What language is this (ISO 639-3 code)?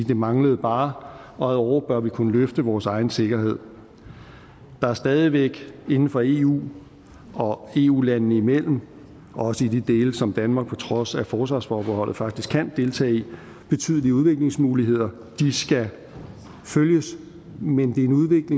dan